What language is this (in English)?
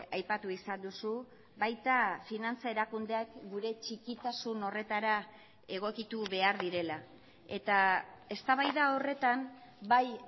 Basque